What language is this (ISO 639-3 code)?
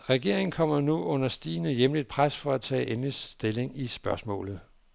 dan